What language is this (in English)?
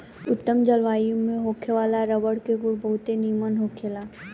Bhojpuri